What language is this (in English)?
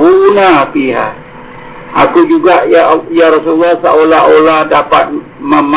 Malay